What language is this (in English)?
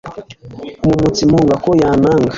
Kinyarwanda